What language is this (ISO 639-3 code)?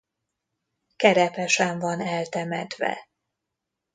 hun